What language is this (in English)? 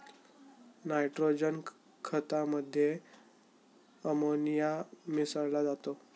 Marathi